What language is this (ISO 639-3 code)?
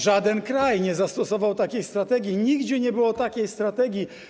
pol